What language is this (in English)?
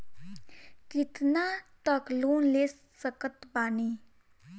Bhojpuri